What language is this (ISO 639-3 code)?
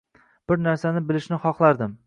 uzb